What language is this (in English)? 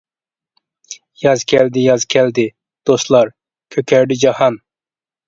Uyghur